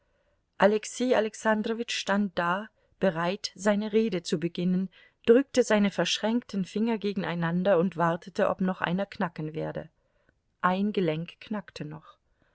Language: German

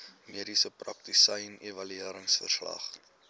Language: Afrikaans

